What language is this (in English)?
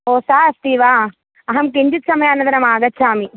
Sanskrit